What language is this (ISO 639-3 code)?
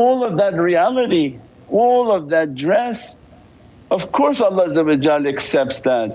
eng